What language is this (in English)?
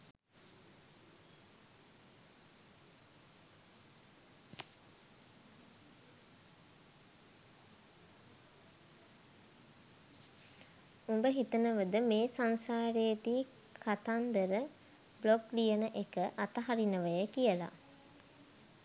Sinhala